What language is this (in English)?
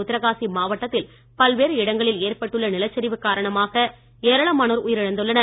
Tamil